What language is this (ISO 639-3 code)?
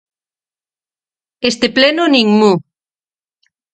glg